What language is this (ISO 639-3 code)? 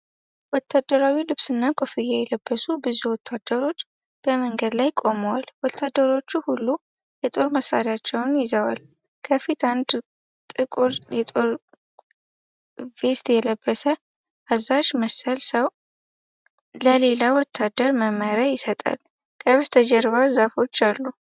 amh